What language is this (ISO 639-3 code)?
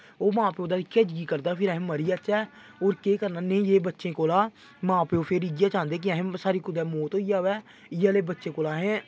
doi